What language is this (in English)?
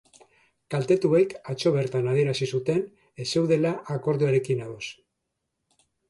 Basque